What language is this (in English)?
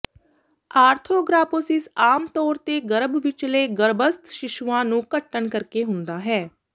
Punjabi